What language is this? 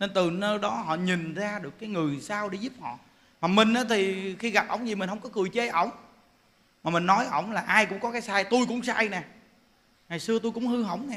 Vietnamese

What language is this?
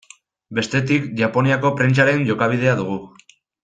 Basque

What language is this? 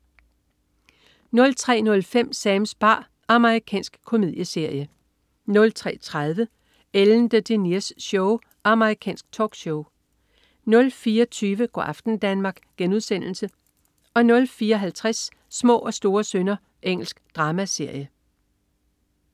Danish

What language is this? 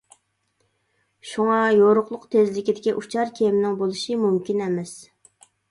Uyghur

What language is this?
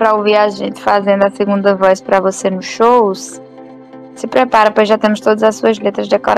Portuguese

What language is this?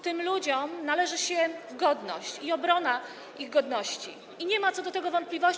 Polish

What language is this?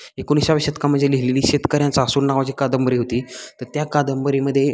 Marathi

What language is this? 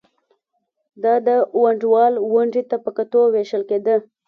Pashto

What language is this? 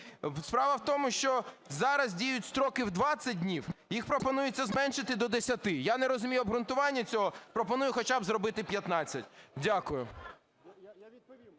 Ukrainian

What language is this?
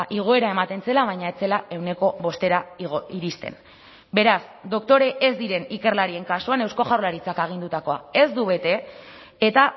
Basque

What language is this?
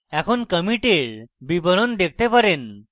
Bangla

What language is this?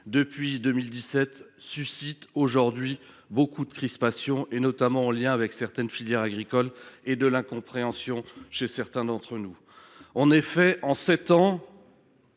French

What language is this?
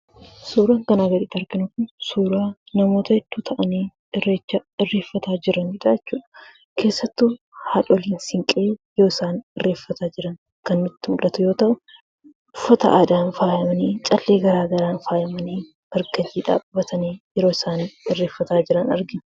Oromo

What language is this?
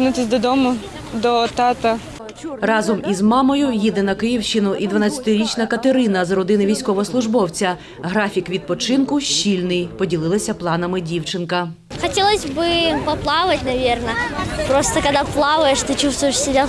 Ukrainian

